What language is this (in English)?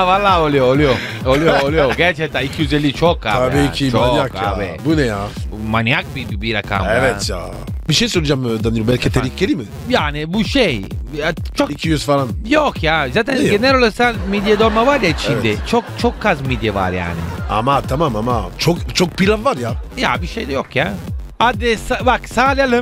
Turkish